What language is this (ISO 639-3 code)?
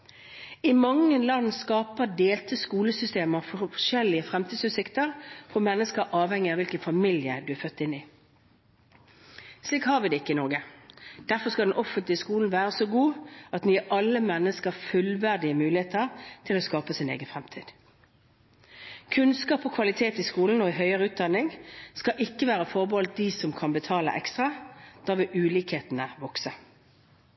nob